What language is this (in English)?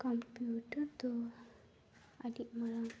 Santali